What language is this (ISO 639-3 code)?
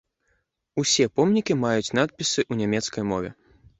bel